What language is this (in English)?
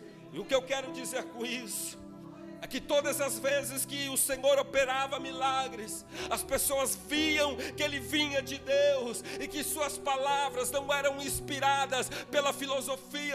Portuguese